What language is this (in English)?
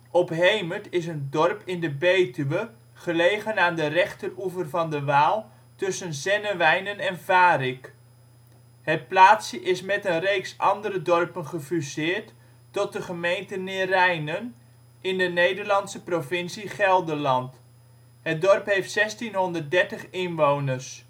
Dutch